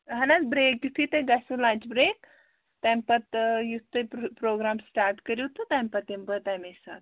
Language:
Kashmiri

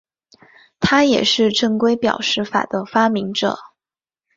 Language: Chinese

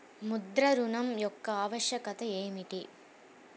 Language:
Telugu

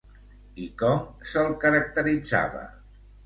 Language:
Catalan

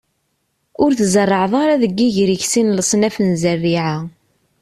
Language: Kabyle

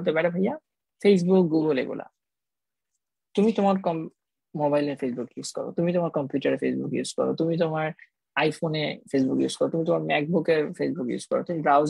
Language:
Hindi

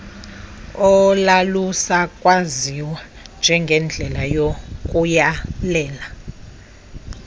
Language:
Xhosa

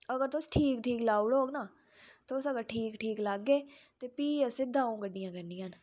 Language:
Dogri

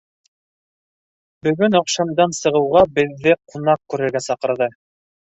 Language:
Bashkir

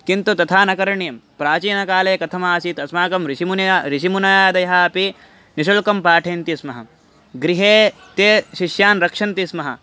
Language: Sanskrit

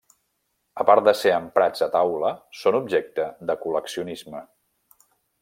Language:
Catalan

